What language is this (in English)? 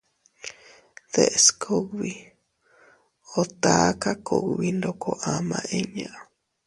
Teutila Cuicatec